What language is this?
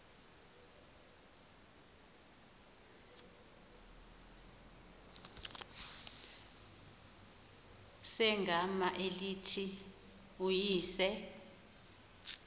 Xhosa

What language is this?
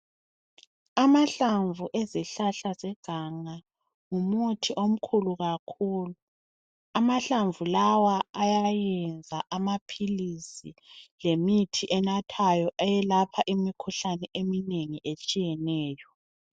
North Ndebele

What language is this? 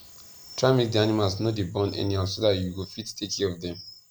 Nigerian Pidgin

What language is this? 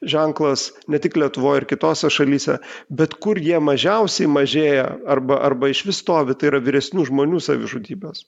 Lithuanian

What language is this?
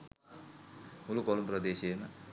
Sinhala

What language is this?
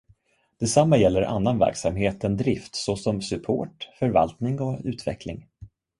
Swedish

